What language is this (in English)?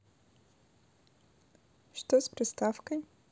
Russian